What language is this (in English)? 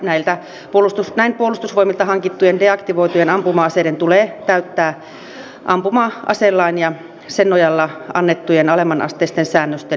Finnish